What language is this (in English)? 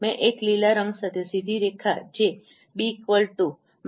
Gujarati